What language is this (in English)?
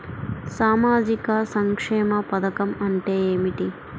Telugu